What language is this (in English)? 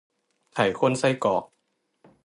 Thai